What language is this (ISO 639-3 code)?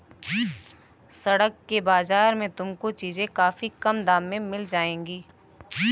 hin